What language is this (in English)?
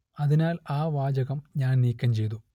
Malayalam